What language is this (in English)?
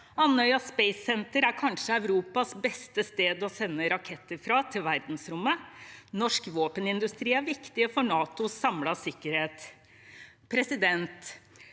Norwegian